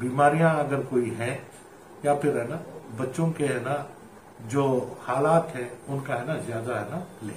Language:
Hindi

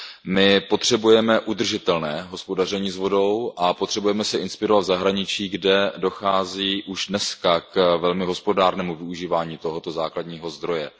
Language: Czech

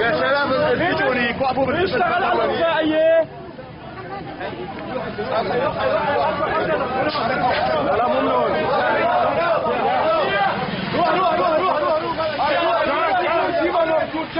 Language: Arabic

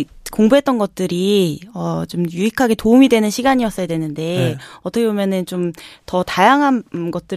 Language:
Korean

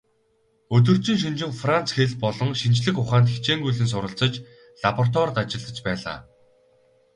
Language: Mongolian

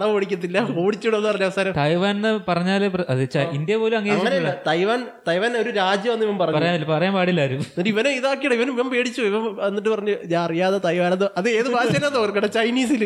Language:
Malayalam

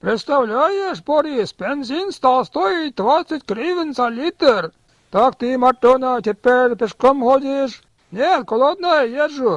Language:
Russian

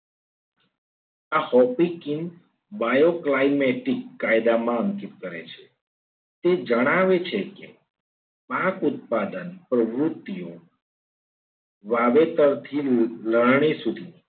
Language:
Gujarati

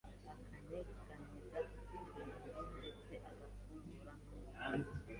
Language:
Kinyarwanda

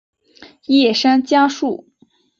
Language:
Chinese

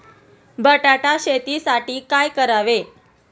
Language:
Marathi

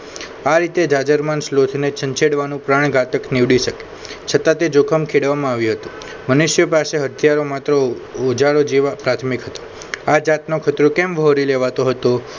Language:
Gujarati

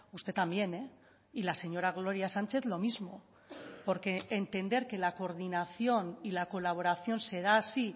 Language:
Spanish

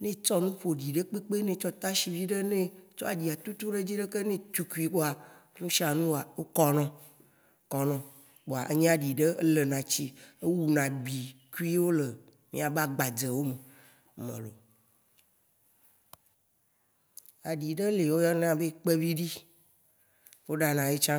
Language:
Waci Gbe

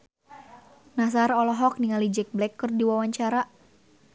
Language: Sundanese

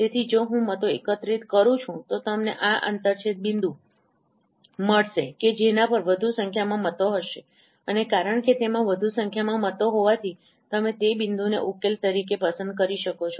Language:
Gujarati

